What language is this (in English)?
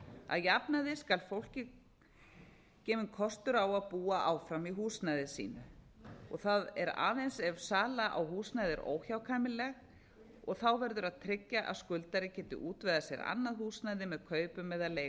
Icelandic